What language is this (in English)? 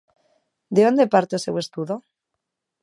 Galician